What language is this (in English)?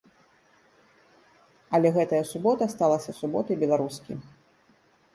Belarusian